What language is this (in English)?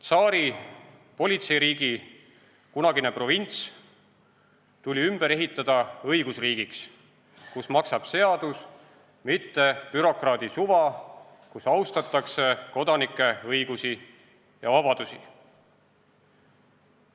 Estonian